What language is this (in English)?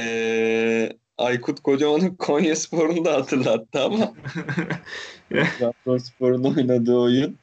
Turkish